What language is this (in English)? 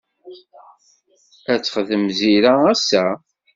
Kabyle